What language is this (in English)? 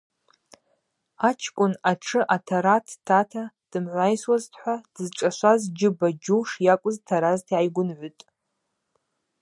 Abaza